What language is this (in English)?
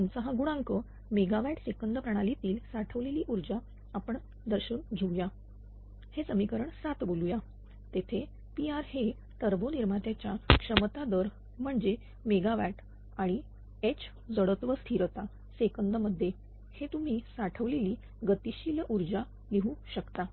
Marathi